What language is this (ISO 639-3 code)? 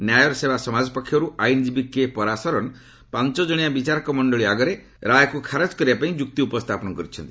ori